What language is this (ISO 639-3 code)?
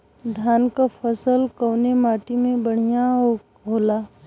bho